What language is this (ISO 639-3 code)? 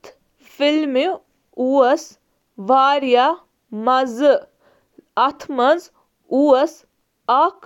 kas